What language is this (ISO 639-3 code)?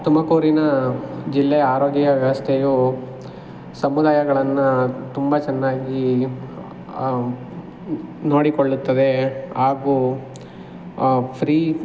kan